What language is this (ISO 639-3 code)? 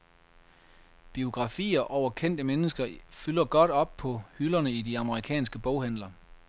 dan